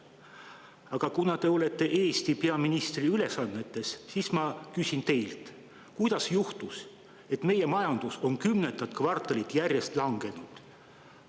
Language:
Estonian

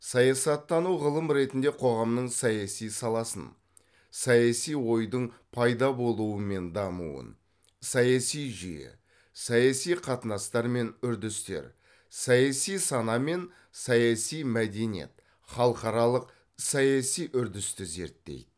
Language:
Kazakh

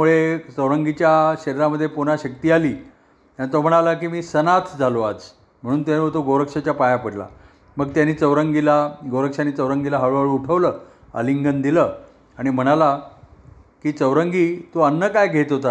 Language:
Marathi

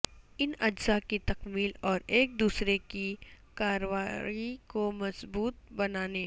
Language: Urdu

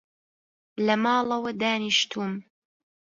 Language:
Central Kurdish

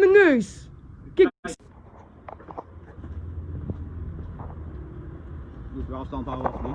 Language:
Dutch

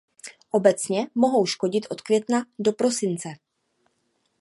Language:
Czech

